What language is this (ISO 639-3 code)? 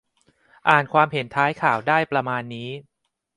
tha